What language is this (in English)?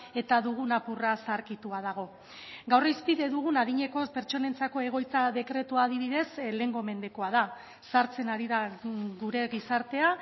Basque